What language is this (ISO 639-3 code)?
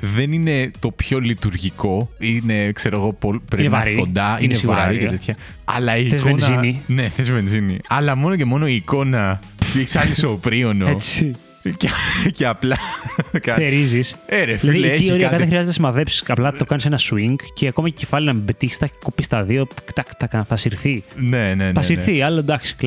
ell